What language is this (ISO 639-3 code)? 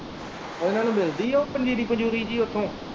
pan